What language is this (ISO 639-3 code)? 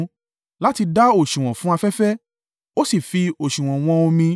yor